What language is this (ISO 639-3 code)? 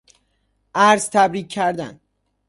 fas